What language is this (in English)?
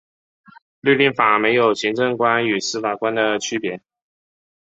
Chinese